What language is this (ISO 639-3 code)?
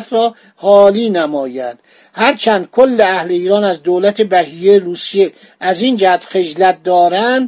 fas